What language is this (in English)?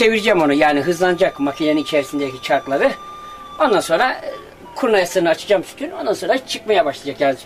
Turkish